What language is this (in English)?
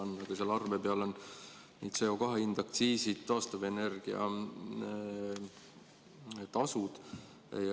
Estonian